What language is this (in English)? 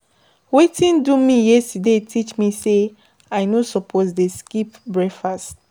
Nigerian Pidgin